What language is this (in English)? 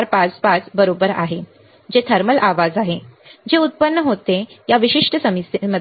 Marathi